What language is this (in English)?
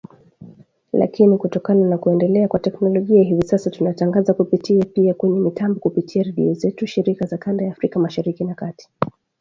Swahili